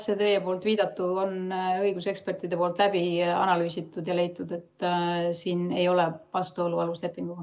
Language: Estonian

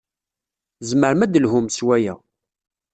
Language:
Kabyle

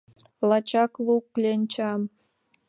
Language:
Mari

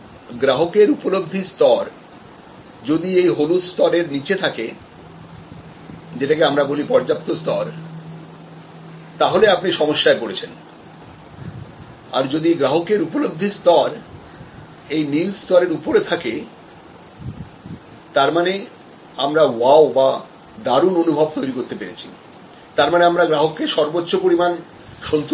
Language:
Bangla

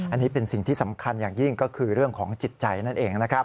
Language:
Thai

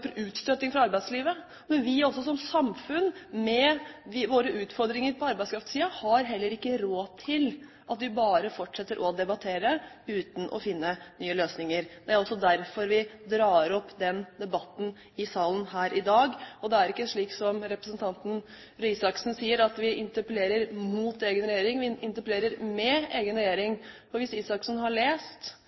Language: Norwegian Bokmål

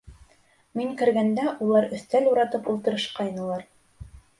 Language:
Bashkir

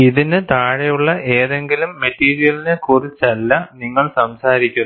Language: Malayalam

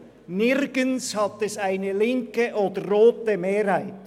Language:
Swiss German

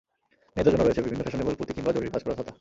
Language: Bangla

